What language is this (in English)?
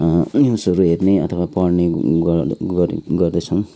Nepali